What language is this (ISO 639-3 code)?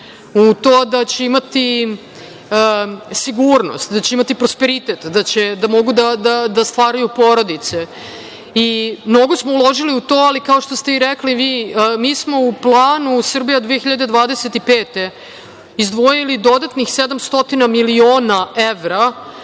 srp